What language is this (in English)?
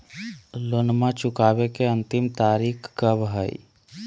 Magahi